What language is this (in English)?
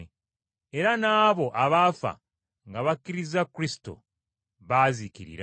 Ganda